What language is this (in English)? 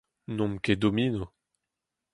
Breton